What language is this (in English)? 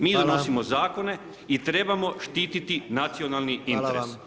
Croatian